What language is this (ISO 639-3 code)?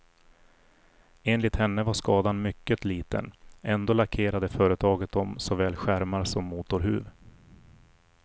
swe